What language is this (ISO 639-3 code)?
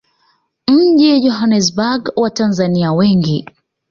swa